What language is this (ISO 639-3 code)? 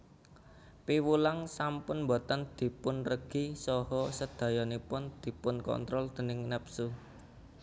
jav